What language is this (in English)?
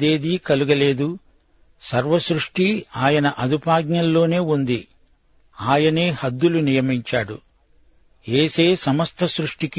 Telugu